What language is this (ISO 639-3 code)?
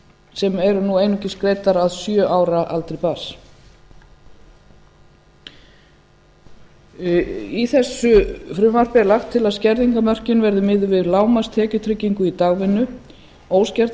isl